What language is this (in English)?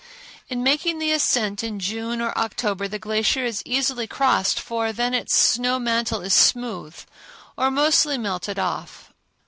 English